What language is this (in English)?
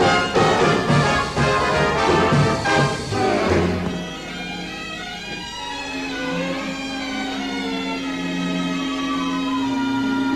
Dutch